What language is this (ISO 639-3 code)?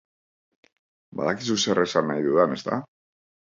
eus